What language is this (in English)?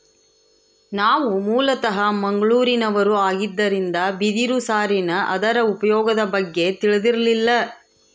Kannada